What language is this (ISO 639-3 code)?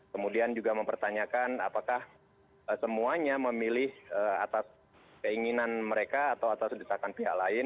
ind